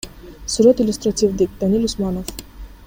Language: Kyrgyz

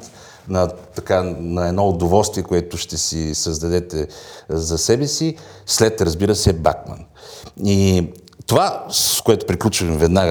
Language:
Bulgarian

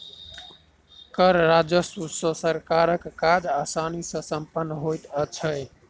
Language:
Maithili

